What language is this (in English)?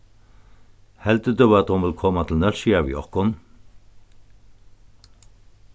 Faroese